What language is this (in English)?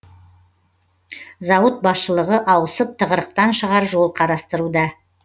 Kazakh